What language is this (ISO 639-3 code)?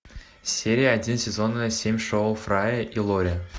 rus